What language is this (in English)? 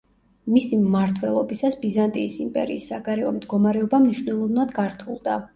Georgian